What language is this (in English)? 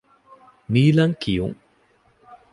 Divehi